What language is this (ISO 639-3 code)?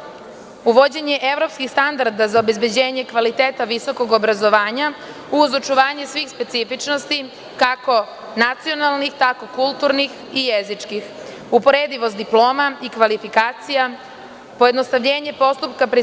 srp